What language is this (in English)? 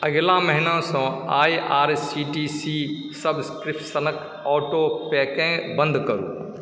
Maithili